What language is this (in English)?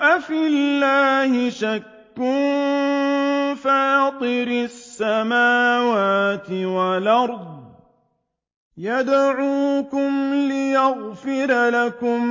Arabic